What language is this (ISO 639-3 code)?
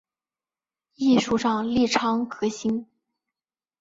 zho